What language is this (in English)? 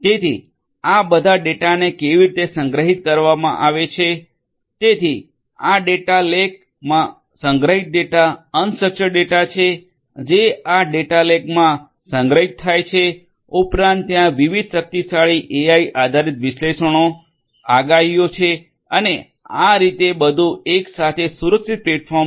Gujarati